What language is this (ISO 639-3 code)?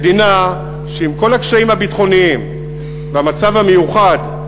heb